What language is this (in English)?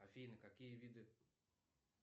Russian